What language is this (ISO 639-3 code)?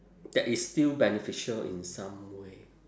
eng